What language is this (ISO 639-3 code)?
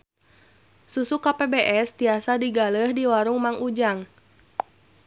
sun